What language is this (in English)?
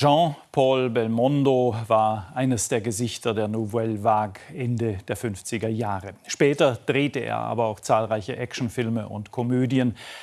German